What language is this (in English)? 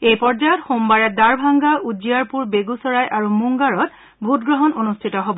Assamese